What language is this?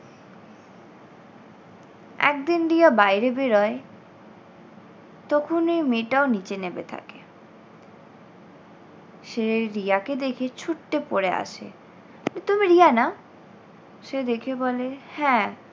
Bangla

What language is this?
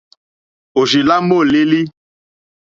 Mokpwe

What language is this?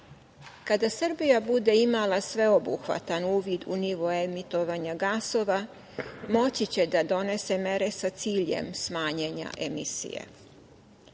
Serbian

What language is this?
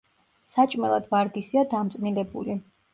Georgian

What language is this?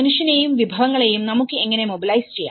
Malayalam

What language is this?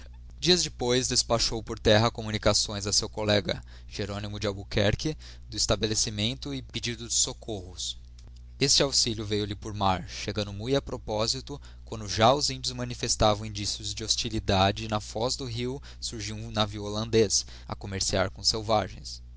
Portuguese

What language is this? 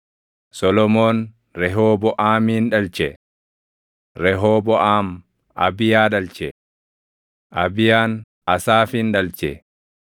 Oromo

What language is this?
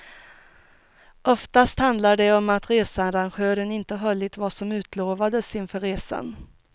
Swedish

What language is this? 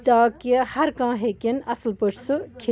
Kashmiri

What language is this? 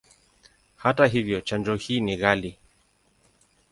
Swahili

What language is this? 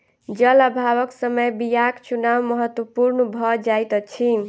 Maithili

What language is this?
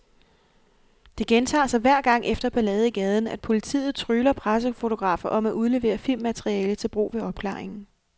Danish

